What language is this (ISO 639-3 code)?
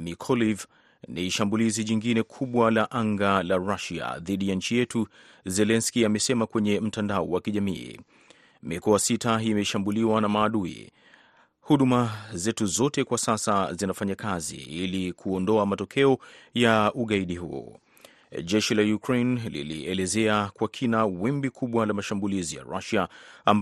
swa